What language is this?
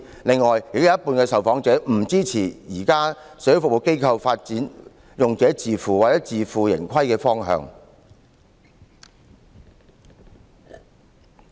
Cantonese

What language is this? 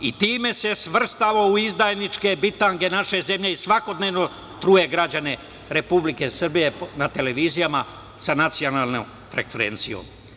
Serbian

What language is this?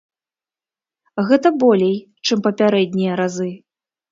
Belarusian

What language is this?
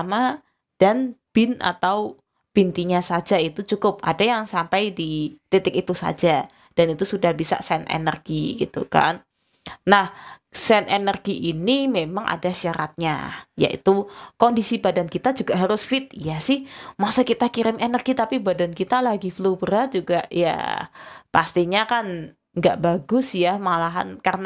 Indonesian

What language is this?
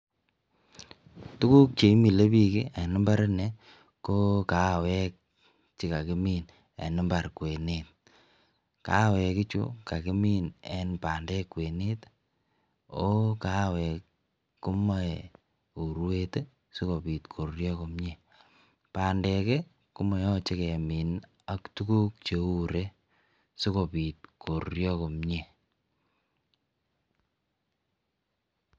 Kalenjin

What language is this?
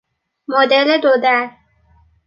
Persian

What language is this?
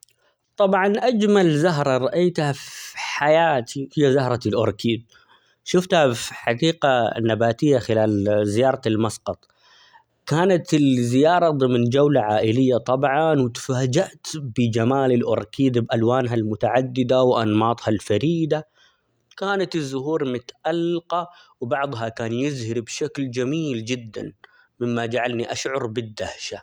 Omani Arabic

